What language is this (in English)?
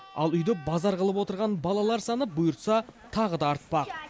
Kazakh